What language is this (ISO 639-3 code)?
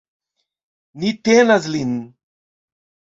epo